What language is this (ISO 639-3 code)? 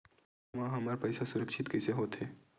hne